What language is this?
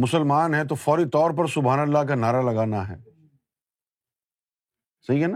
Urdu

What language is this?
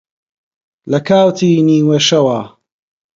Central Kurdish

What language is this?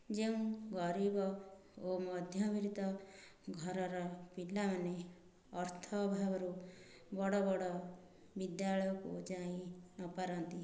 Odia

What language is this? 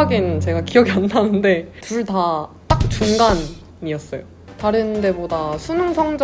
Korean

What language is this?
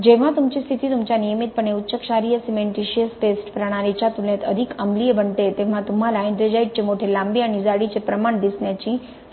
Marathi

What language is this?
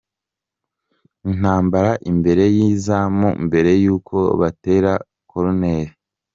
Kinyarwanda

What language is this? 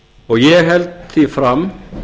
Icelandic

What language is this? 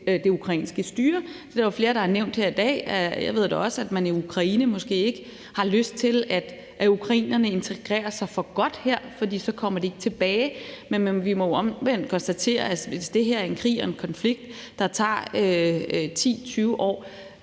Danish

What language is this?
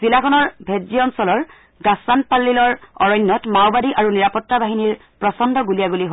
Assamese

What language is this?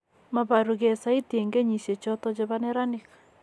Kalenjin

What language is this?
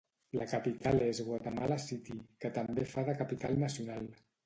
Catalan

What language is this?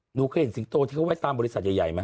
Thai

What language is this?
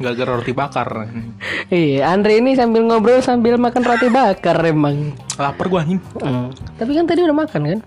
Indonesian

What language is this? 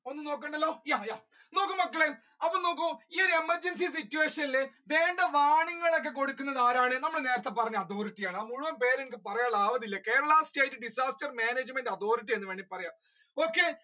Malayalam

